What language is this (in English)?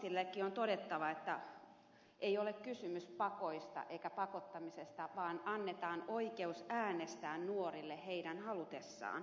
Finnish